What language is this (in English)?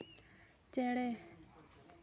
Santali